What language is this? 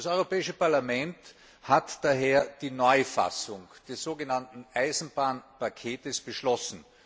German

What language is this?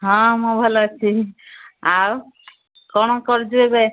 Odia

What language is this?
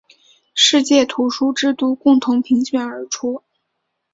Chinese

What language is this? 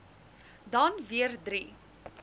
Afrikaans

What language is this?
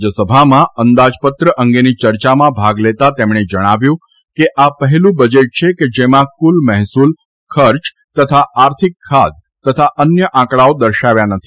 Gujarati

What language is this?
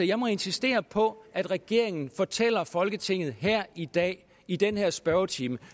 Danish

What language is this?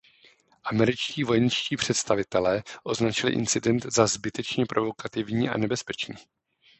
Czech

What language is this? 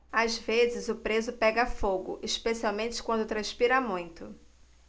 Portuguese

